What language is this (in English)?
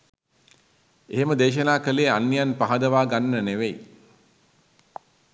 Sinhala